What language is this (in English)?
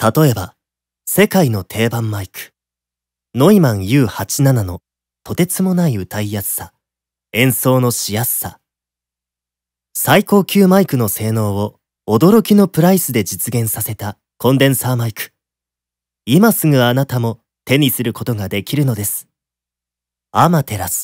Japanese